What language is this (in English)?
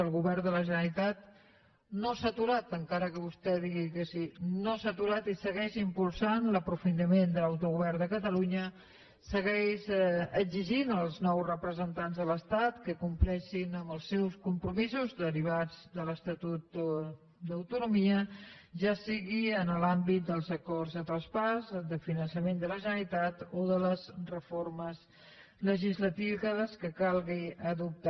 Catalan